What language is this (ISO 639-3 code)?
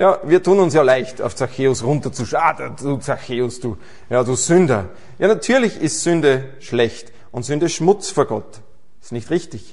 deu